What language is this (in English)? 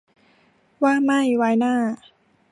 Thai